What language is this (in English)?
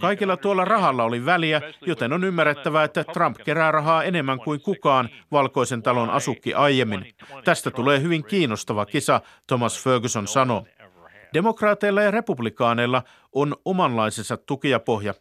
Finnish